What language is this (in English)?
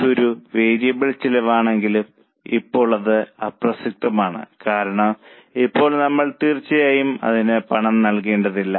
Malayalam